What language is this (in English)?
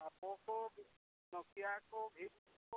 Santali